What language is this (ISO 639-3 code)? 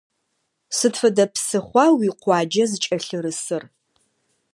ady